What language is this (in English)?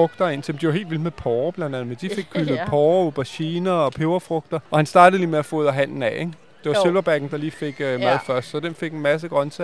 Danish